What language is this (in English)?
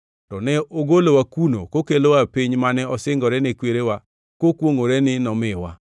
Luo (Kenya and Tanzania)